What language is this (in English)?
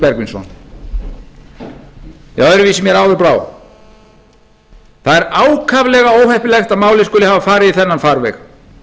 Icelandic